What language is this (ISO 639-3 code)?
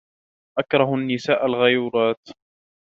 ara